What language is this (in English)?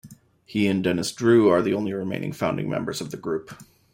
English